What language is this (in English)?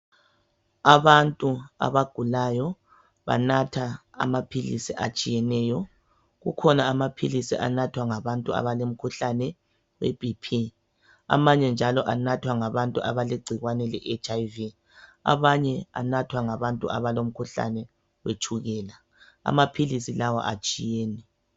North Ndebele